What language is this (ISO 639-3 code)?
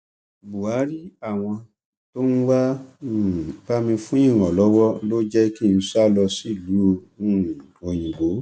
yor